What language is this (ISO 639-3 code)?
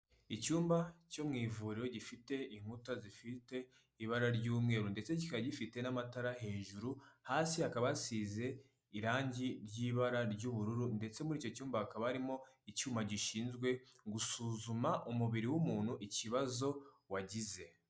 kin